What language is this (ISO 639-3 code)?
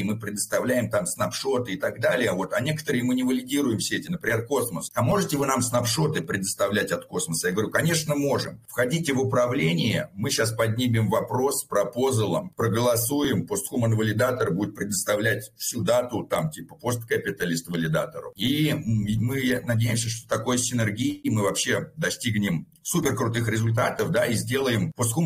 rus